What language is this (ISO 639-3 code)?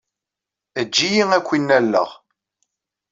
kab